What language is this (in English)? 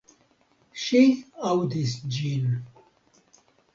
Esperanto